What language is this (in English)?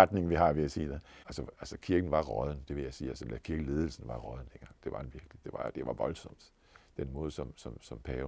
Danish